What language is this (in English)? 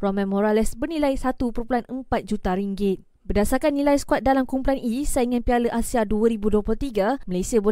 Malay